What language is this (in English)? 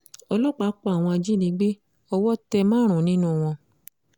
Yoruba